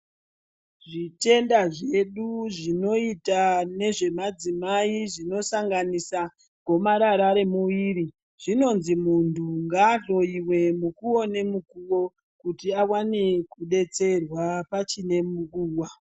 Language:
Ndau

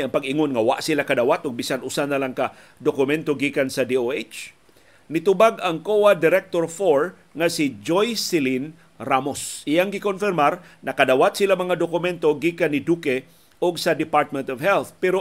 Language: Filipino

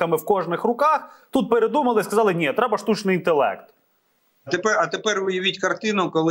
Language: Ukrainian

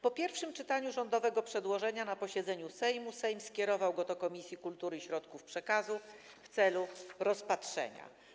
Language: Polish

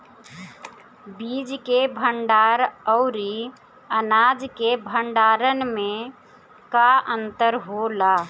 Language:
Bhojpuri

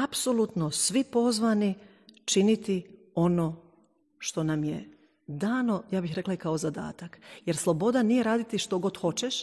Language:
Croatian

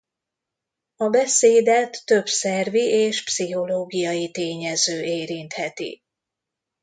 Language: Hungarian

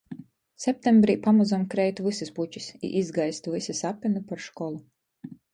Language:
Latgalian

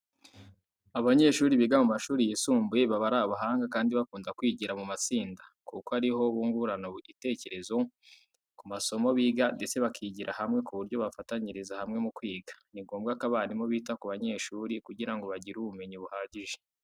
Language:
Kinyarwanda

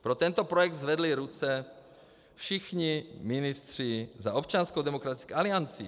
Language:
Czech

